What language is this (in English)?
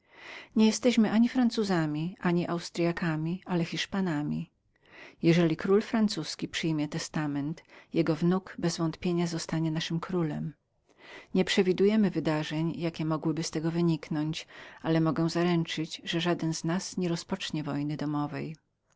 Polish